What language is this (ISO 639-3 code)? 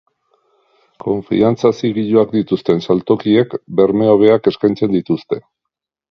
eus